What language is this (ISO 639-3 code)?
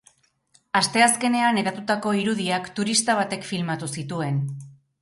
eus